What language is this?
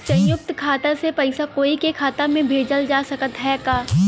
Bhojpuri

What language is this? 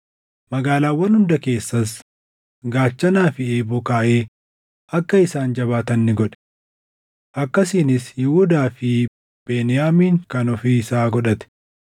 Oromo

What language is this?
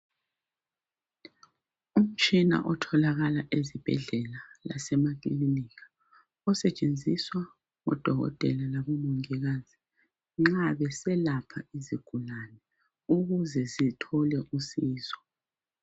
North Ndebele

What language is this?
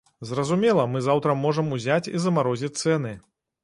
Belarusian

